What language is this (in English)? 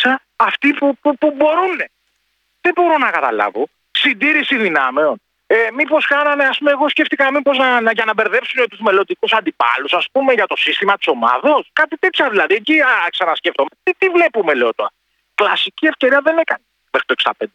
Greek